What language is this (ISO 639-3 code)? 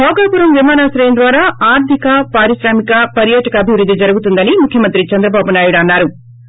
tel